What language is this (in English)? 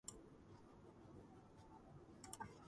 Georgian